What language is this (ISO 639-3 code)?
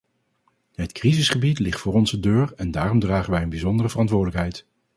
nld